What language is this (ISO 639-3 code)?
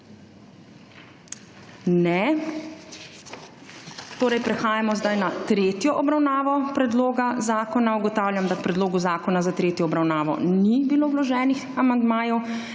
slv